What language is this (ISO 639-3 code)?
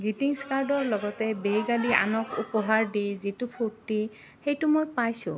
asm